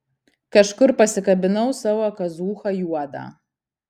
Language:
Lithuanian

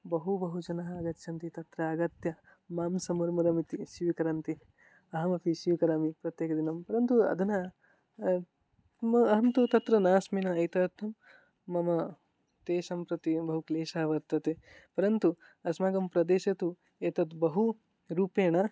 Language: Sanskrit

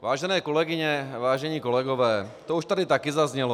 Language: Czech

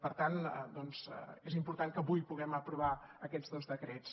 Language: Catalan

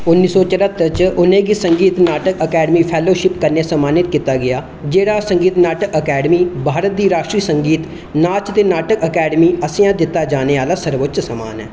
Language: Dogri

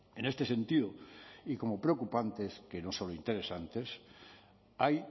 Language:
Spanish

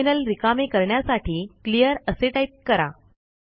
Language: Marathi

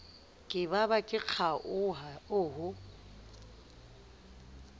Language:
Southern Sotho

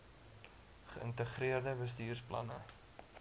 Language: Afrikaans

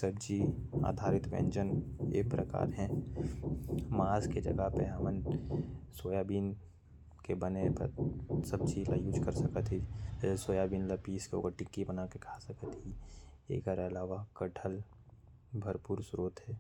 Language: Korwa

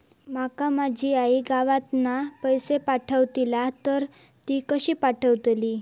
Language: Marathi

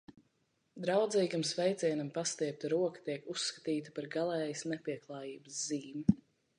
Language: Latvian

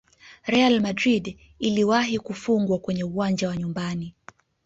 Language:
Swahili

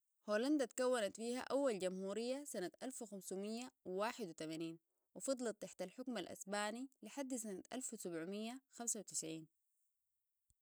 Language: Sudanese Arabic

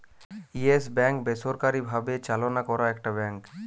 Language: Bangla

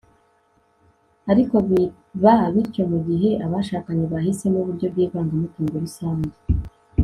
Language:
Kinyarwanda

